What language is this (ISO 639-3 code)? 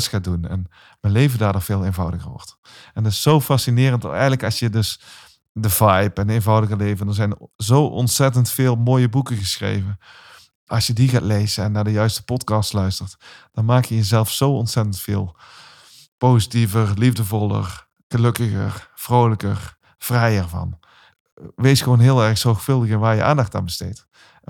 nld